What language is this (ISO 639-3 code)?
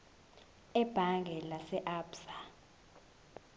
zul